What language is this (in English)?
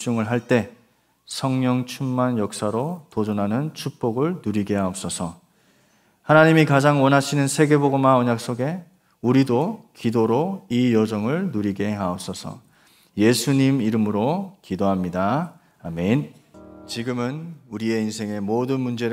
Korean